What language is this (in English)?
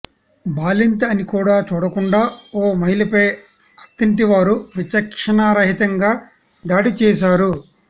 Telugu